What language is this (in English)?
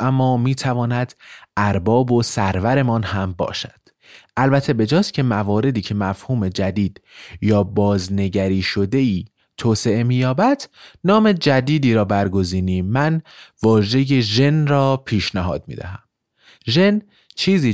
Persian